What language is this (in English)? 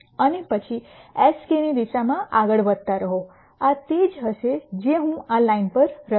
Gujarati